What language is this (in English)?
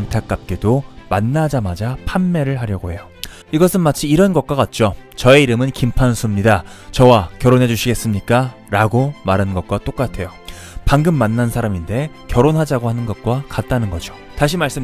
Korean